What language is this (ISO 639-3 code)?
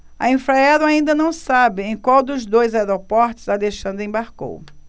por